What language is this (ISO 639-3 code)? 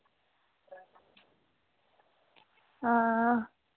doi